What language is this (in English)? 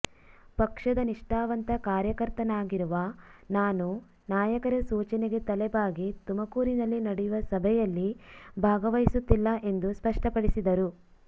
Kannada